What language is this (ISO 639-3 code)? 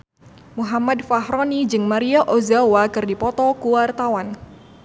sun